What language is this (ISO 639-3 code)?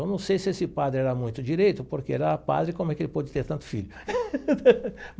por